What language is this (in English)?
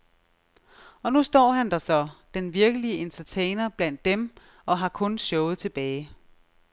Danish